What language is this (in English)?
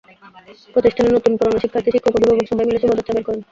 Bangla